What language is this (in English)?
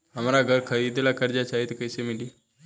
Bhojpuri